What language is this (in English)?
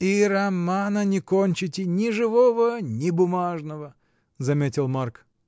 Russian